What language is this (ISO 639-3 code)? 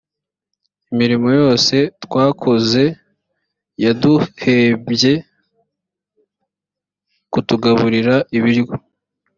kin